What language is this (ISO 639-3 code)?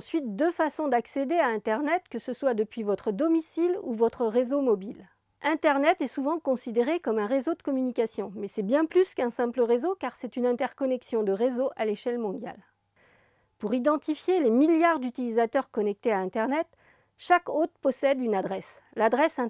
fra